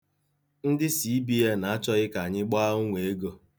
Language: Igbo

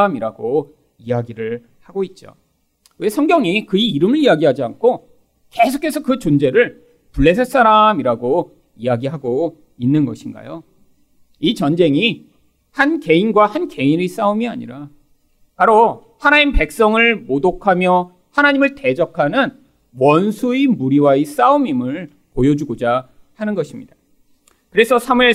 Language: Korean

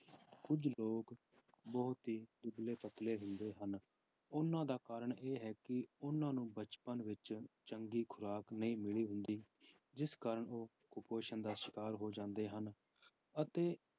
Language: Punjabi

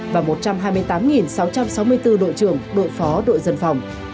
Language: Vietnamese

